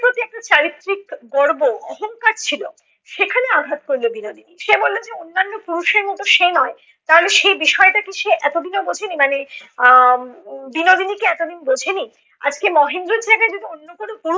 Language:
Bangla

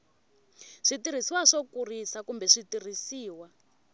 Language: Tsonga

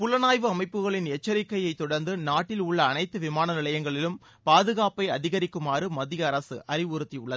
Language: Tamil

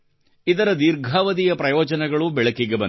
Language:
Kannada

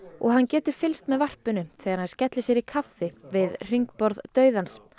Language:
Icelandic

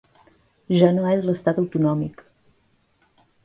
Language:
Catalan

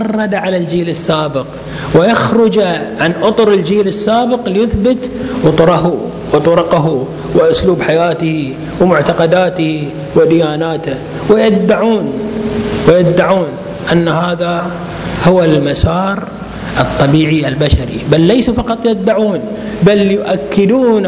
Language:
Arabic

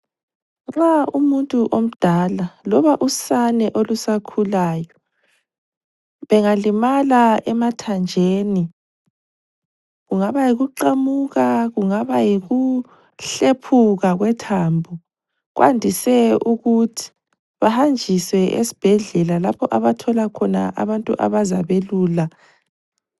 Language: North Ndebele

